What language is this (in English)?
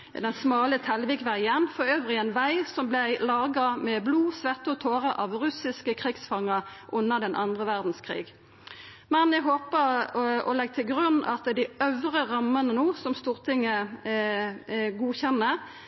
Norwegian Nynorsk